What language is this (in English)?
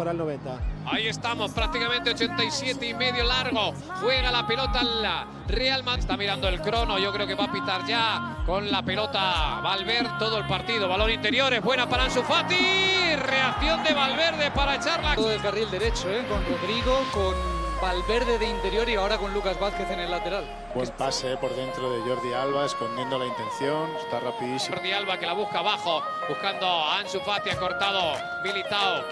Spanish